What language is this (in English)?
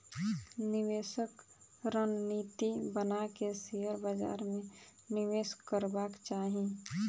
Maithili